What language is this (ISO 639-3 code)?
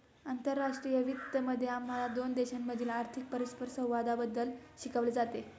mar